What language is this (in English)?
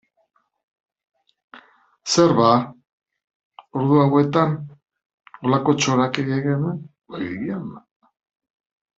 Basque